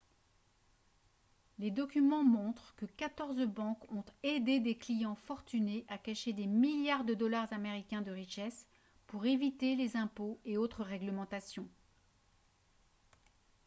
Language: French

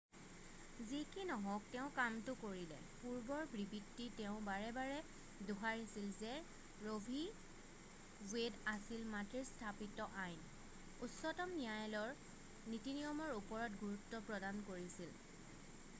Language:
Assamese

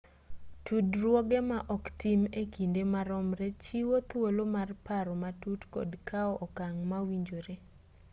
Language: Luo (Kenya and Tanzania)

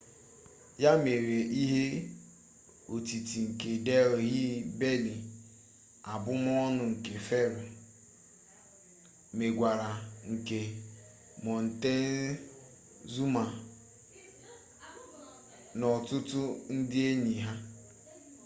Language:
Igbo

